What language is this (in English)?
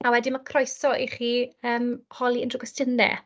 Welsh